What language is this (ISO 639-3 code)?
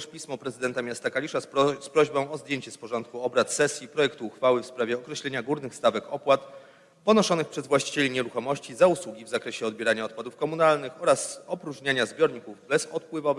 pol